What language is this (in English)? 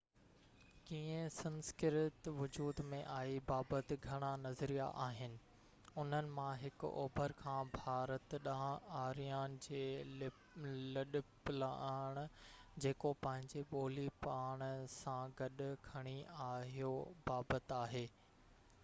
Sindhi